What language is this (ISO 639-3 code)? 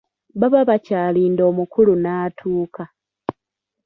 lug